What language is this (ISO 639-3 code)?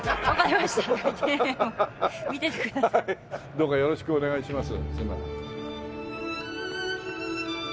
jpn